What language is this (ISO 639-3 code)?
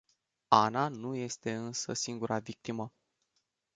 ron